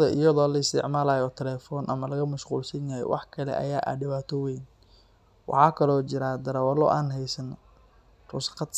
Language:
Somali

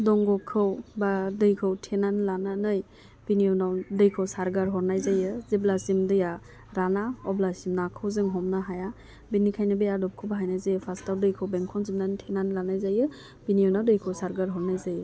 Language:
Bodo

